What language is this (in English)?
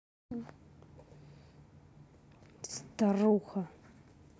Russian